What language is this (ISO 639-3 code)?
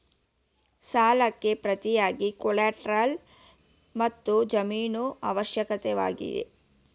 kan